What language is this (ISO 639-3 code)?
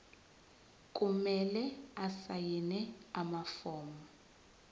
zul